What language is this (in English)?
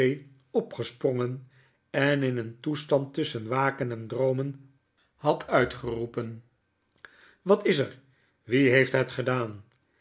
Dutch